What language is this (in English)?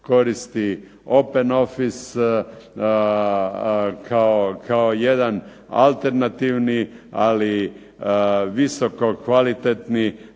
Croatian